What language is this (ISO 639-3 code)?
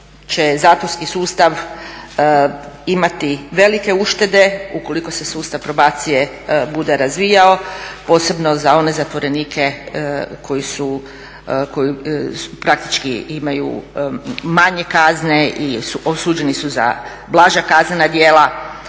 hrv